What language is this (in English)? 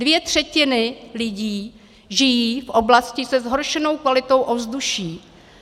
Czech